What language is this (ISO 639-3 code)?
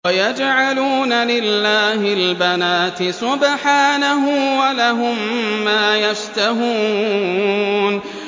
ara